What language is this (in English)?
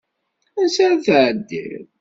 Kabyle